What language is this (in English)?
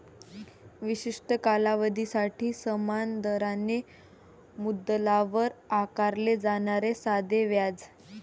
Marathi